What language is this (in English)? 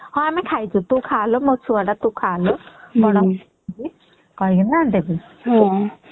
Odia